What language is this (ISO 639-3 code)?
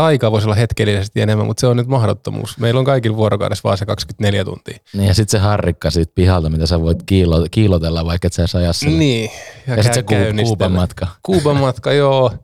fin